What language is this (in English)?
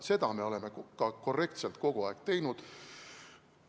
Estonian